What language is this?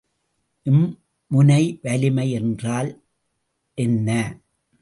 Tamil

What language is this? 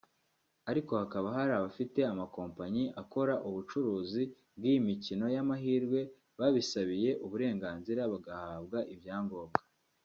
Kinyarwanda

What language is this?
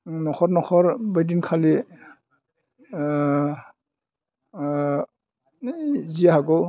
Bodo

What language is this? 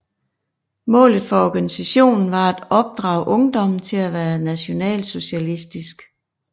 Danish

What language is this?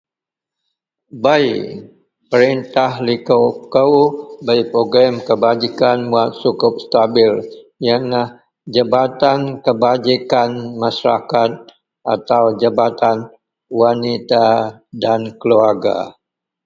Central Melanau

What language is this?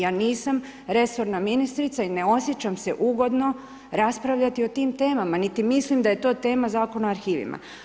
Croatian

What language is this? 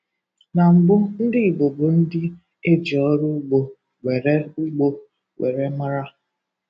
Igbo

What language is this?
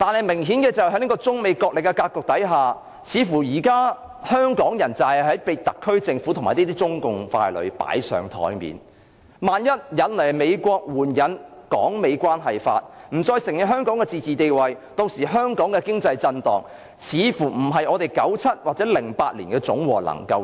Cantonese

